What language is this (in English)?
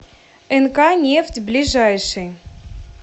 Russian